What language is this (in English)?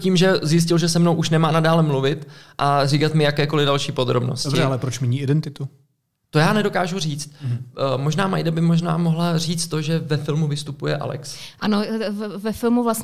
Czech